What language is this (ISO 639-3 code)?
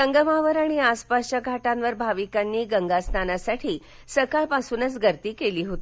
mar